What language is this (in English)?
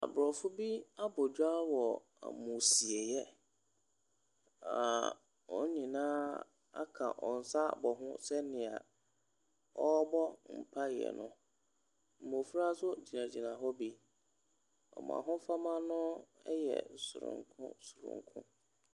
Akan